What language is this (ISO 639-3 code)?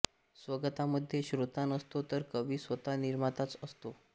mar